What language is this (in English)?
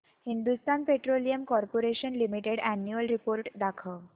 Marathi